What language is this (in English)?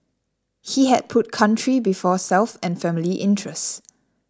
English